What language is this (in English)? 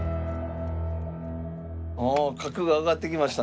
Japanese